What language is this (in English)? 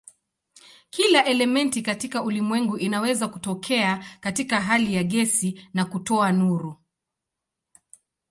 Swahili